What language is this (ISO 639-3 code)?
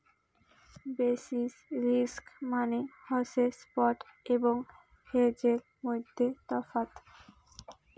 ben